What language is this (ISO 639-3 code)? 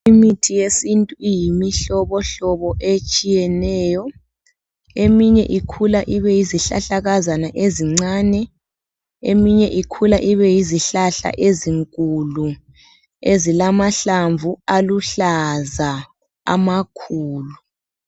nde